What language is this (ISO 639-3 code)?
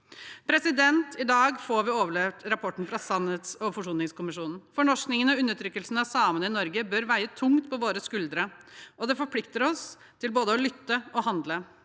nor